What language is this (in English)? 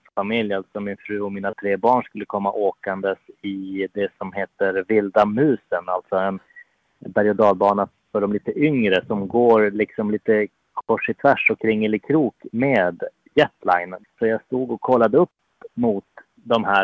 Swedish